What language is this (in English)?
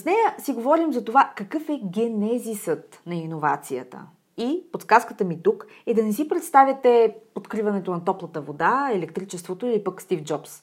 Bulgarian